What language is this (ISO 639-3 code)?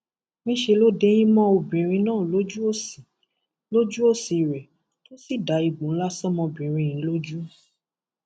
yor